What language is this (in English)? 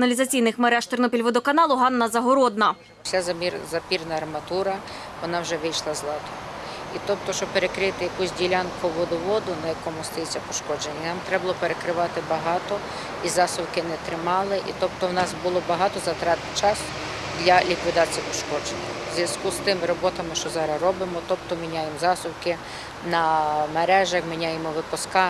Ukrainian